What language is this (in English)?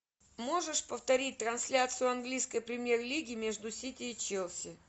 Russian